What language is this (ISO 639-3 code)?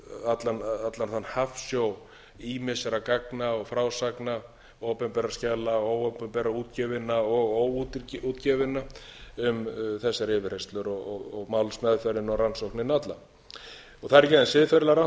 isl